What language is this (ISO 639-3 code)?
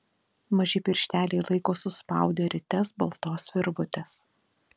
lit